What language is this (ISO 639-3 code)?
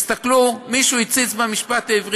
heb